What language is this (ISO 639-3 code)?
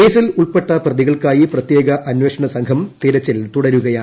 mal